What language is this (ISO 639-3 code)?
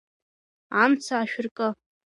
abk